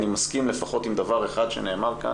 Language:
Hebrew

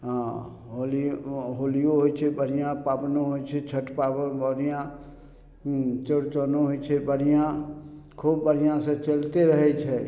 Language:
Maithili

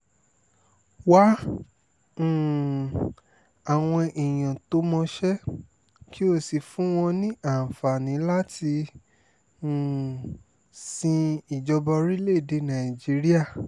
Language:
Yoruba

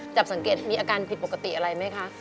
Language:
Thai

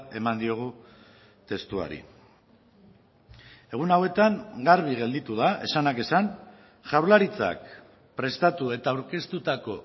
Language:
Basque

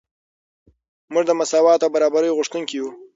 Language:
Pashto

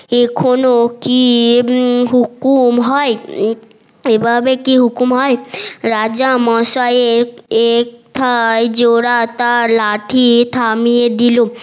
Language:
Bangla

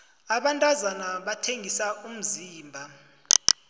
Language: South Ndebele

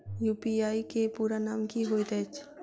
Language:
Maithili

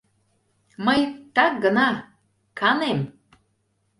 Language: Mari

